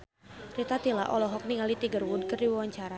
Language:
Sundanese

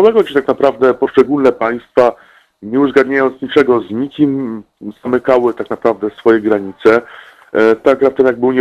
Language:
Polish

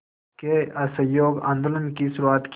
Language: Hindi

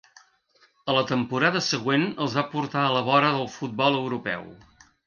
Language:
Catalan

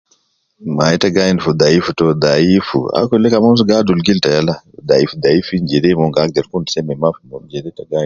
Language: Nubi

